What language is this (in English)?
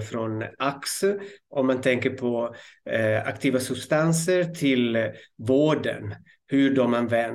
Swedish